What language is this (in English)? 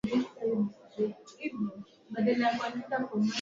Swahili